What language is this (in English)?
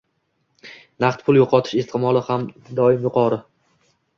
Uzbek